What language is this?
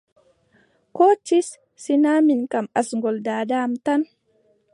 Adamawa Fulfulde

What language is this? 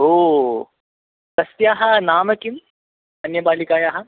Sanskrit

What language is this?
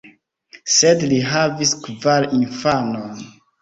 Esperanto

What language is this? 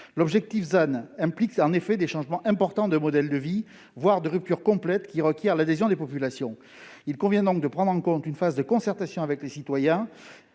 French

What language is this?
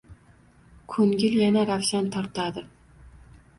Uzbek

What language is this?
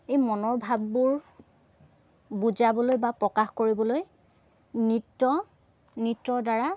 Assamese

